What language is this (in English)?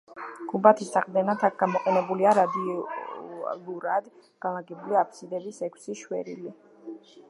Georgian